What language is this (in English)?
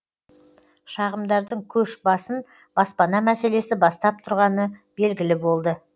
Kazakh